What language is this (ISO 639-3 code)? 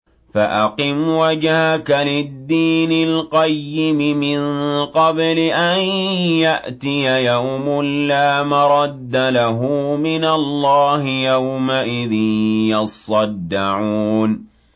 ara